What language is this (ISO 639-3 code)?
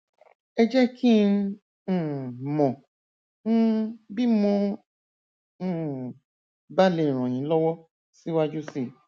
yor